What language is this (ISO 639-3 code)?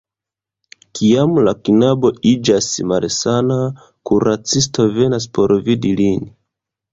epo